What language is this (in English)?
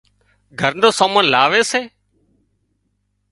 Wadiyara Koli